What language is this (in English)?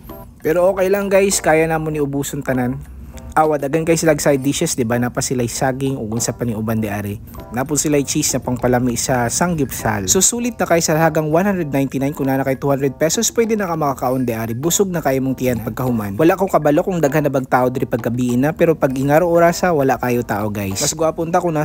Filipino